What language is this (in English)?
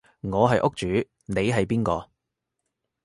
Cantonese